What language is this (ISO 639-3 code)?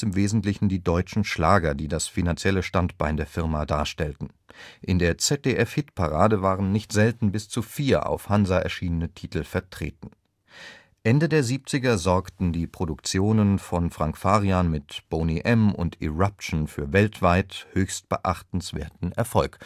deu